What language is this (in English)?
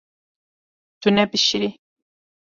Kurdish